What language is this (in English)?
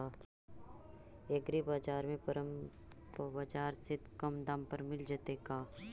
Magahi